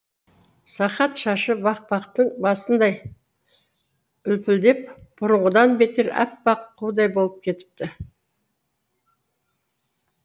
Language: Kazakh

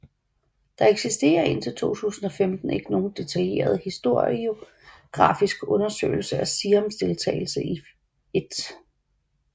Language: Danish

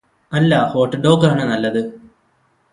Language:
Malayalam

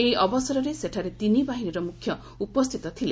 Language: Odia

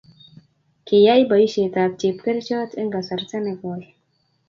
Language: Kalenjin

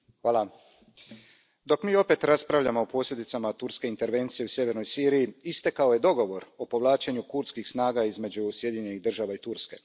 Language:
Croatian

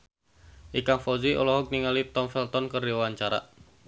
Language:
Sundanese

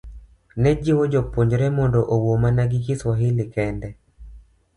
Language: Luo (Kenya and Tanzania)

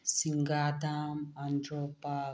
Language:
Manipuri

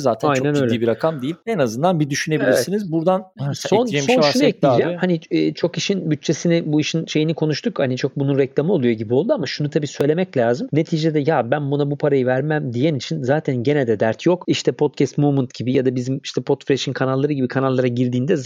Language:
Turkish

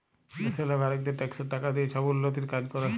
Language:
Bangla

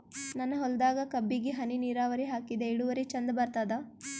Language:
Kannada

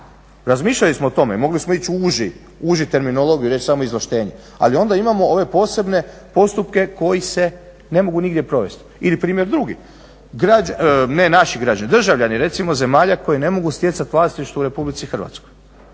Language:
Croatian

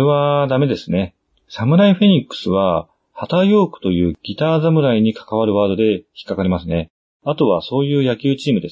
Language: Japanese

